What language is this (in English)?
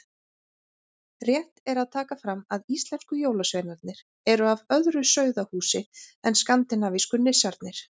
Icelandic